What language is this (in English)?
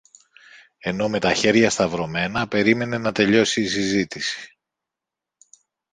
Greek